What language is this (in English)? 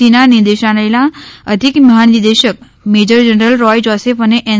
Gujarati